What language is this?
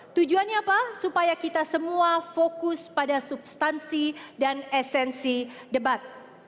Indonesian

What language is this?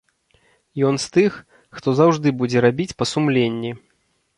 Belarusian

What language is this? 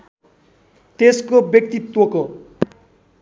Nepali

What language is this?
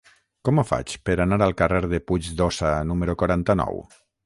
Catalan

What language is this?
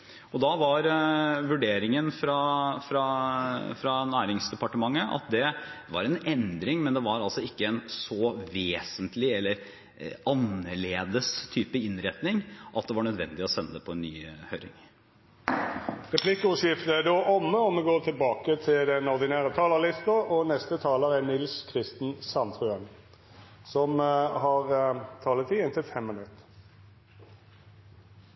Norwegian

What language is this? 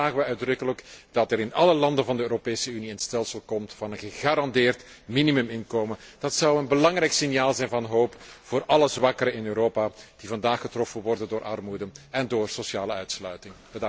Dutch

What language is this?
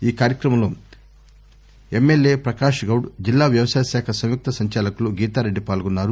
Telugu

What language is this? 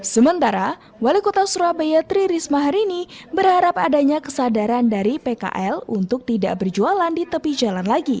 Indonesian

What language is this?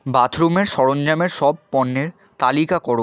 Bangla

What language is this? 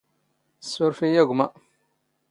Standard Moroccan Tamazight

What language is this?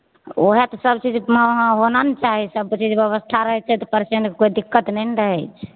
Maithili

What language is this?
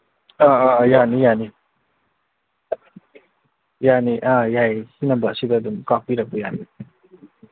Manipuri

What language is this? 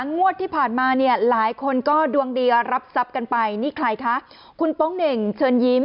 Thai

